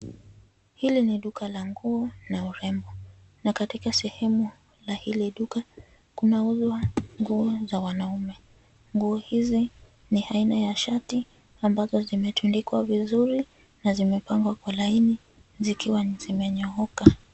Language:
Swahili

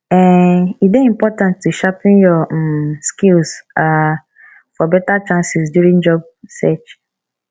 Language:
Nigerian Pidgin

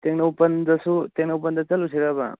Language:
Manipuri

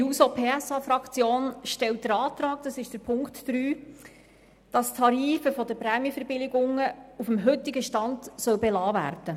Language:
Swiss German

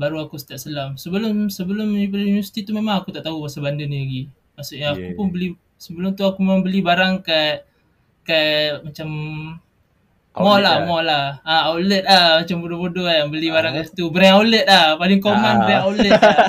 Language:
Malay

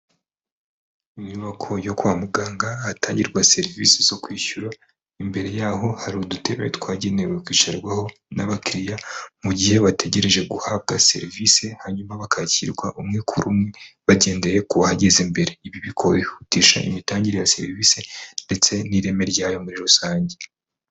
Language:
Kinyarwanda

